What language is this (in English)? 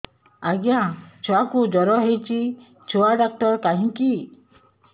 Odia